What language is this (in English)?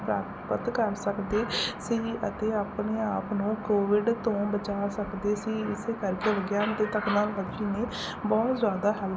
Punjabi